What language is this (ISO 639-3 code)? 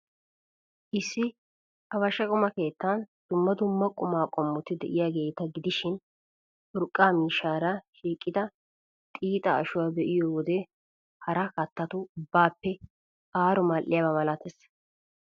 wal